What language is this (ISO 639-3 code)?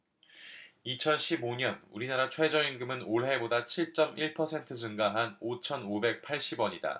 kor